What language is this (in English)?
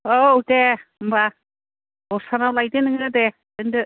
Bodo